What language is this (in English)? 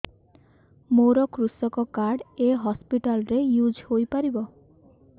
Odia